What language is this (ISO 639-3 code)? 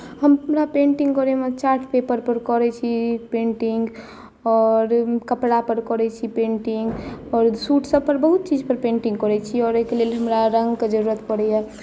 mai